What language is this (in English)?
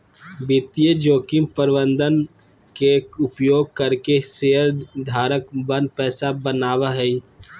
Magahi